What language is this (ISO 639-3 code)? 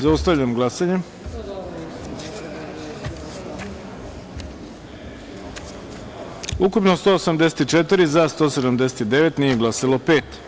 srp